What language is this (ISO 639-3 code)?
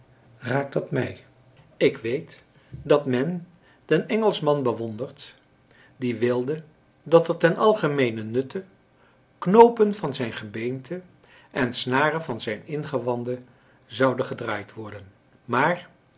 nld